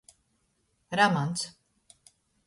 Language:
Latgalian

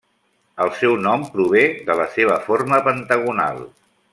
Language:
Catalan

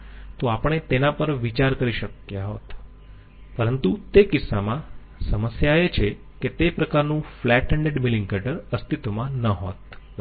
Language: Gujarati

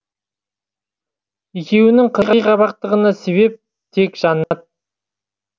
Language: Kazakh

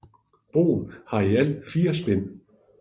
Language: Danish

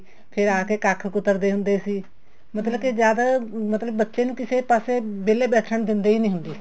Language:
Punjabi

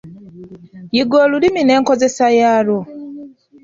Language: Ganda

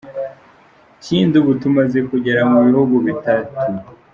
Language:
Kinyarwanda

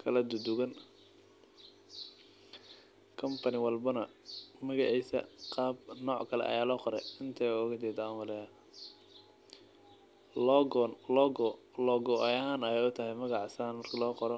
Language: Somali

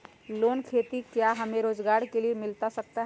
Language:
Magahi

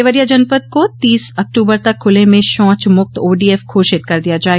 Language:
Hindi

